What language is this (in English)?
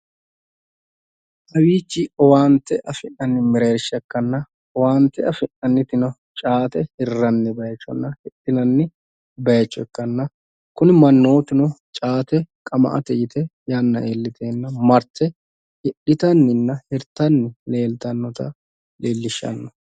Sidamo